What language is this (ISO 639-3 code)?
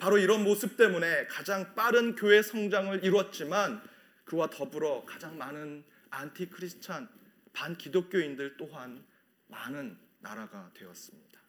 kor